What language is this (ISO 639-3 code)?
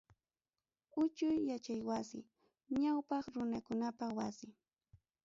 quy